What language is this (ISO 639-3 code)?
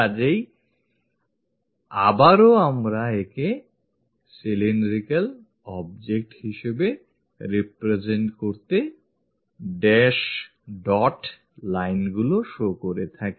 ben